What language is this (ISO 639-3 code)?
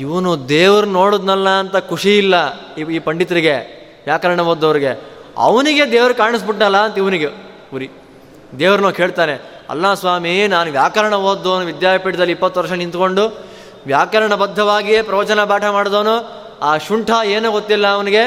kan